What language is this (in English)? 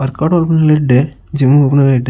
Tulu